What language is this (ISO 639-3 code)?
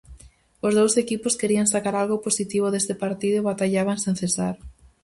glg